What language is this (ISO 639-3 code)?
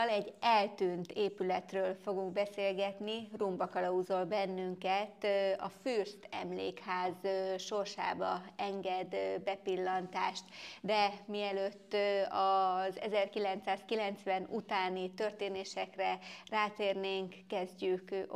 hun